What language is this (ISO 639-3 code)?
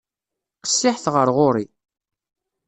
kab